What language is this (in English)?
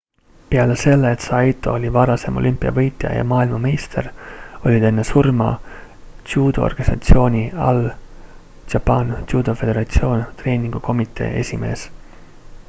Estonian